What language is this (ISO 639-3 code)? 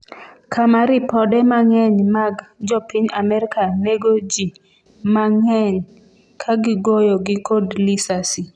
luo